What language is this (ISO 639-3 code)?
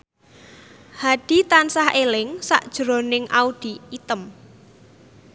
jav